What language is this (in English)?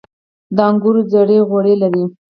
Pashto